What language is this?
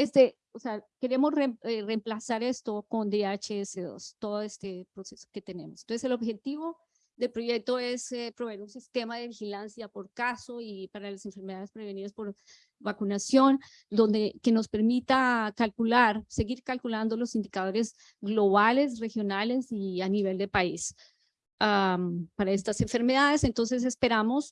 Spanish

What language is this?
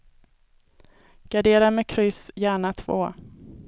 Swedish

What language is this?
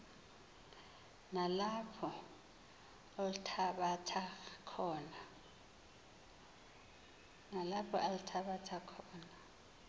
Xhosa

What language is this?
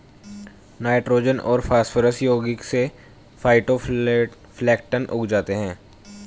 Hindi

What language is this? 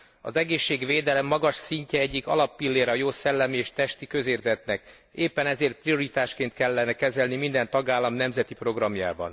Hungarian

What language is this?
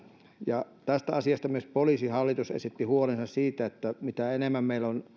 Finnish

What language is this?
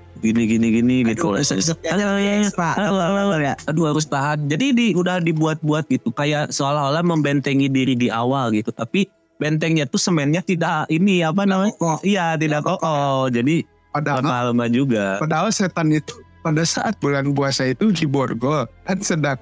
Indonesian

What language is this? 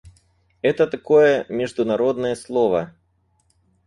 Russian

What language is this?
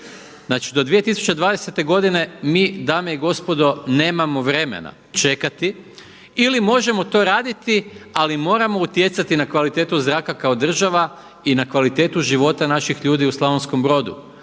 Croatian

